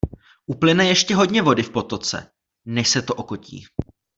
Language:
Czech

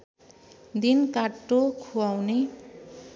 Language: Nepali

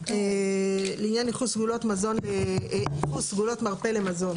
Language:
Hebrew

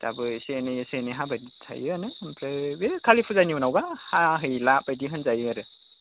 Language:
Bodo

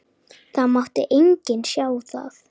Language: Icelandic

